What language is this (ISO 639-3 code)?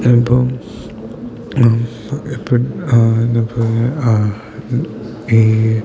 mal